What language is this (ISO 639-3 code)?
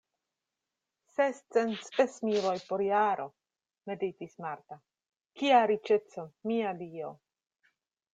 epo